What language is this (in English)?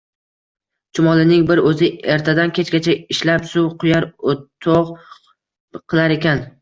Uzbek